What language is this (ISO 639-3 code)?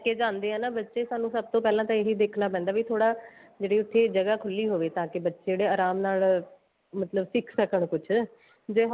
pan